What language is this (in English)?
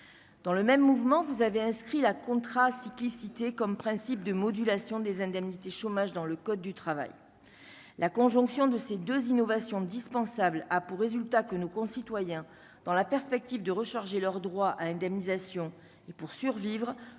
French